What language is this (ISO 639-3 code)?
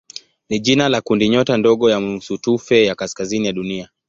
swa